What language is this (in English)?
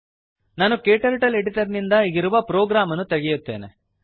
Kannada